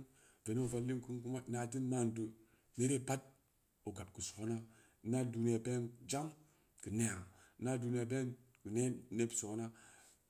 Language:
Samba Leko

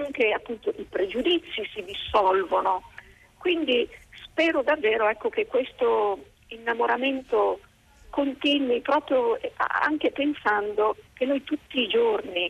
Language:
Italian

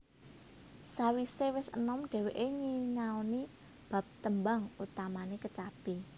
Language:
Javanese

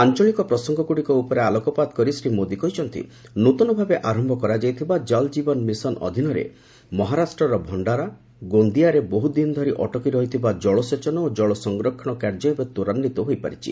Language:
Odia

